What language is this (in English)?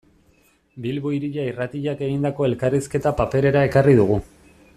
Basque